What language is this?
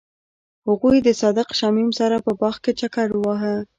Pashto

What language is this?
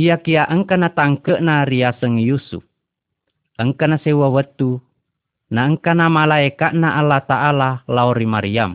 Malay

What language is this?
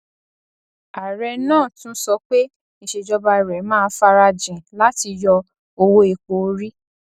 Yoruba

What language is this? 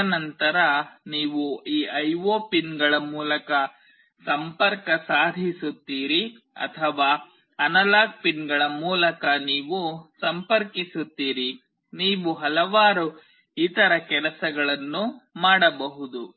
Kannada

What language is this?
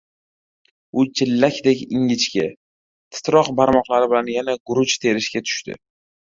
Uzbek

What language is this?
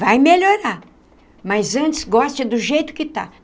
Portuguese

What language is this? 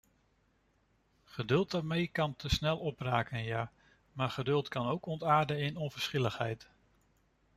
Dutch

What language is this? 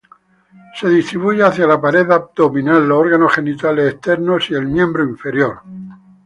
Spanish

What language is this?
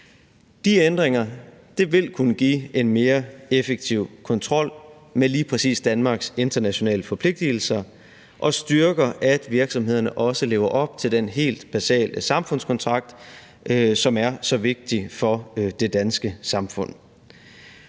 Danish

